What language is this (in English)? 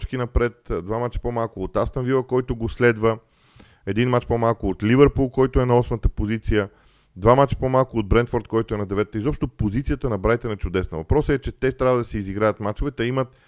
Bulgarian